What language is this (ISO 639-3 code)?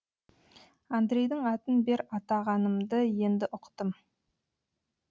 kaz